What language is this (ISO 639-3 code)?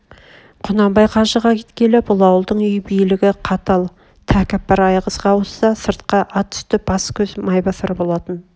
kaz